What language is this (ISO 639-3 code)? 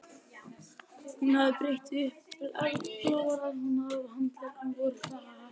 isl